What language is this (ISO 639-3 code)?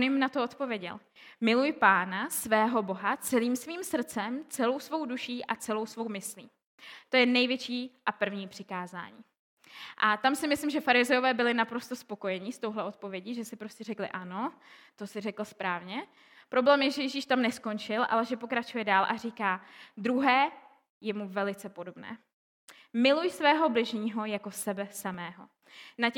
ces